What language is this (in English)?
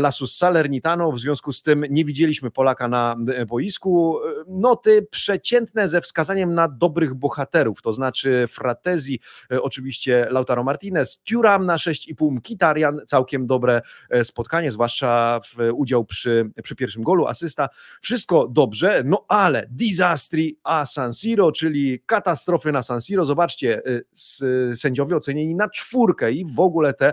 Polish